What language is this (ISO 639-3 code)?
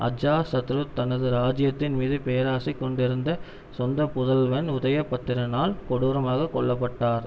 tam